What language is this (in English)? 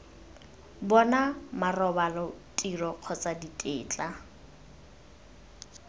Tswana